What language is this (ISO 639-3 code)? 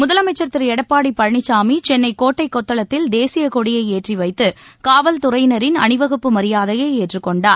tam